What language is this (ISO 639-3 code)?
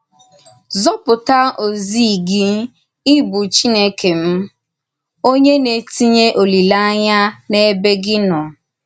ibo